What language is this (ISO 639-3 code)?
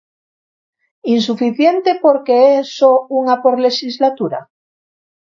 glg